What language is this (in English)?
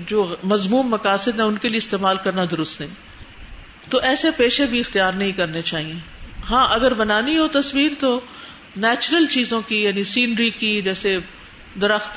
Urdu